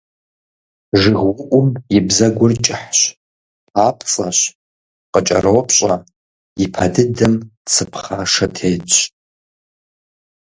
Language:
Kabardian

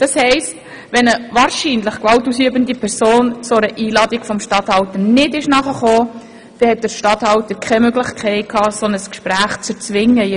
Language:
Swiss German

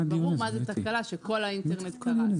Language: Hebrew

